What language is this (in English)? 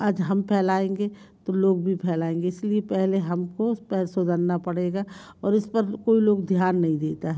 Hindi